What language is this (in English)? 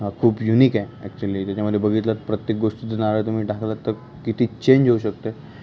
Marathi